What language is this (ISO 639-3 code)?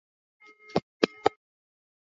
swa